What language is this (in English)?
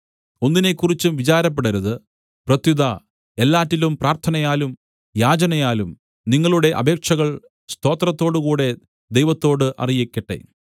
Malayalam